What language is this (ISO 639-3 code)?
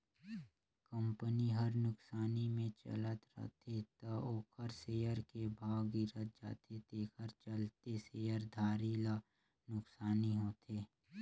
hne